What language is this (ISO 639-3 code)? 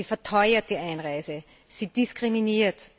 deu